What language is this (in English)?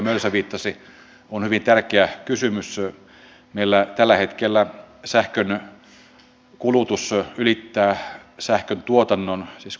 Finnish